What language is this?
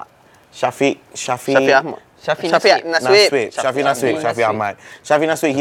Malay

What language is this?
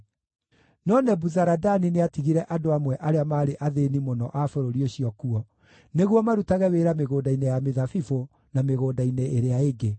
Kikuyu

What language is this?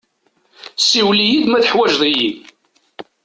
Kabyle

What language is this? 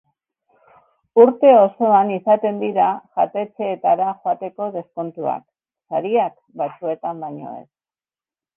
Basque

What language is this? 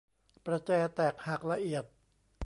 Thai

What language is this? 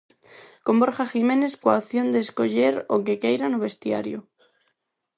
Galician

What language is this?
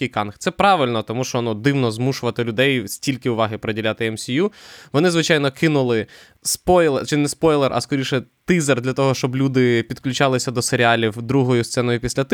Ukrainian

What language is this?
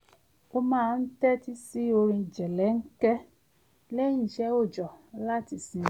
Yoruba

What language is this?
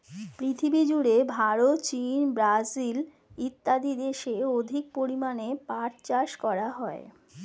Bangla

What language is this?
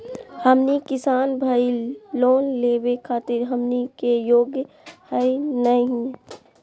Magahi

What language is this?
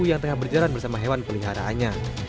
Indonesian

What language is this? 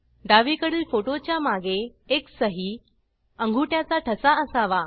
Marathi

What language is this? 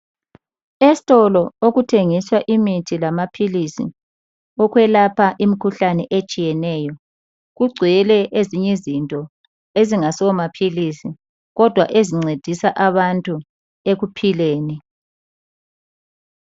North Ndebele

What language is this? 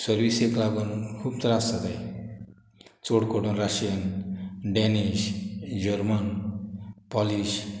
Konkani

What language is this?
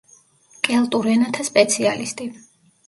Georgian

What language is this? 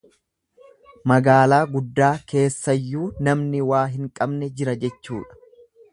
Oromo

